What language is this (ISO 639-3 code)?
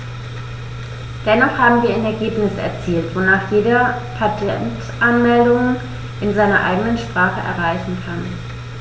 deu